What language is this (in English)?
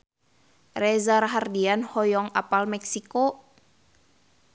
Sundanese